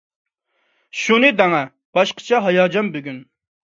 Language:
Uyghur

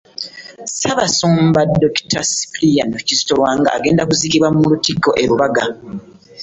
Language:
Ganda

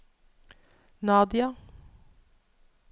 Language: Norwegian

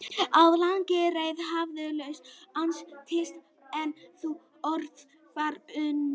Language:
Icelandic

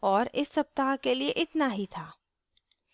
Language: Hindi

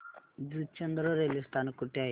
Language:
Marathi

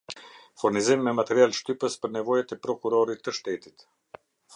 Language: Albanian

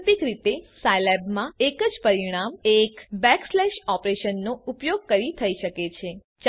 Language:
Gujarati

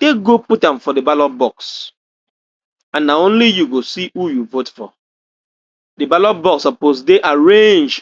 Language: Nigerian Pidgin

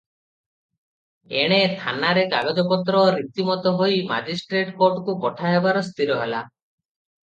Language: Odia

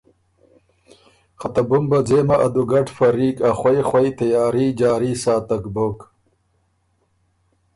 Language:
Ormuri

